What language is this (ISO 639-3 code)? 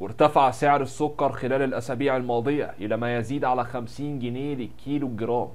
ara